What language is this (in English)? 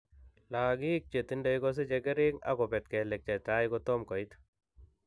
Kalenjin